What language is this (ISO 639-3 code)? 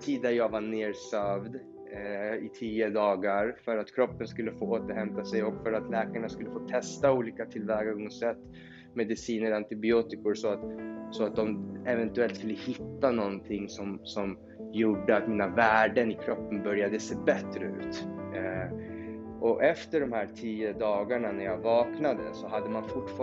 swe